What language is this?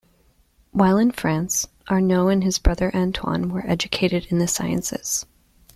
English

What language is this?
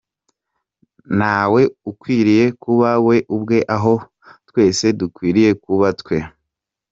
Kinyarwanda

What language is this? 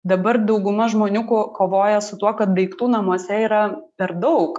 Lithuanian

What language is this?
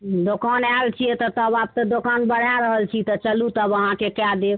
Maithili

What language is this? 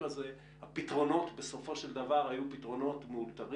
Hebrew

